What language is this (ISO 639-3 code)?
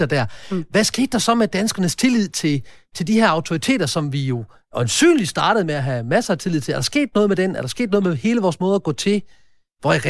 dan